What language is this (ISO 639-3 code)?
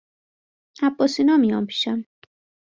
fas